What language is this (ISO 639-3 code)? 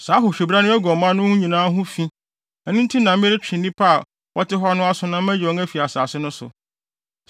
aka